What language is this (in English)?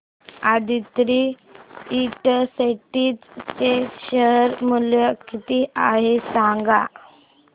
Marathi